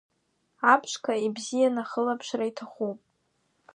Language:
Abkhazian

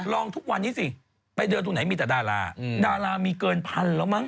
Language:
Thai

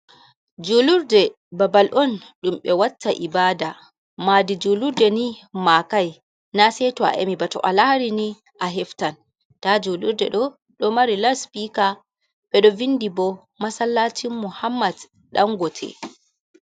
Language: Fula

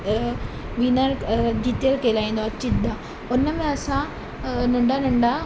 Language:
Sindhi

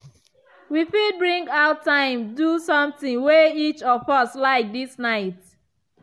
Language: Nigerian Pidgin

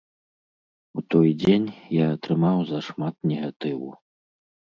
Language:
Belarusian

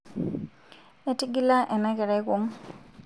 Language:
Masai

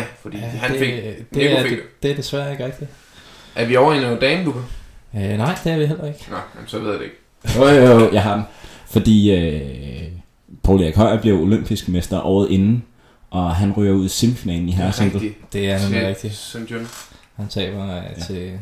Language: Danish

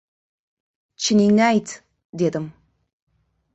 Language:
Uzbek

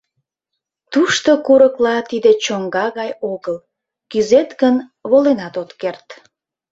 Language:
Mari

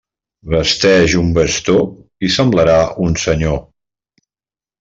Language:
Catalan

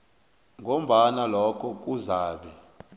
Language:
South Ndebele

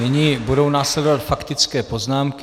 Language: Czech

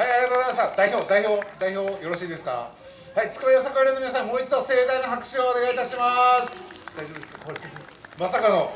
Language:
Japanese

